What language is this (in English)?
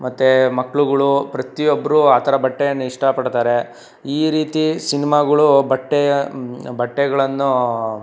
Kannada